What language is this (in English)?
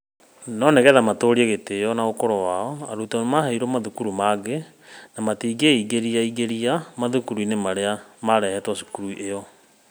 Kikuyu